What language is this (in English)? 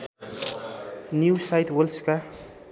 Nepali